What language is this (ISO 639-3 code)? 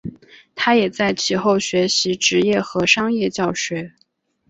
zho